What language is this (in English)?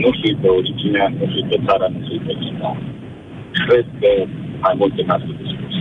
Romanian